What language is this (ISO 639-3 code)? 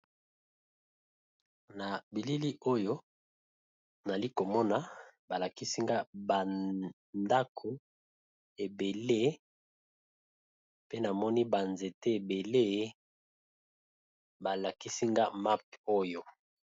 lin